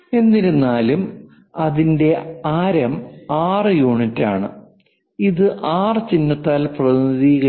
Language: Malayalam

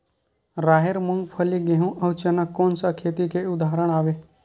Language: Chhattisgarhi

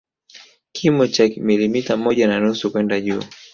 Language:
Swahili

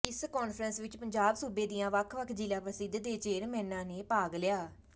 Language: Punjabi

